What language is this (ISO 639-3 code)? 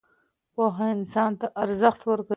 pus